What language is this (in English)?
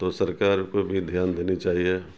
Urdu